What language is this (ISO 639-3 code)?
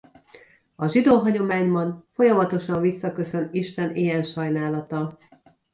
hun